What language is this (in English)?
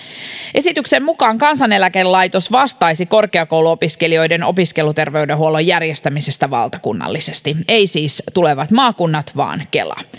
Finnish